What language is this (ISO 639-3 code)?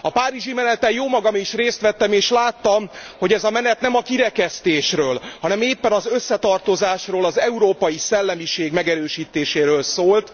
hun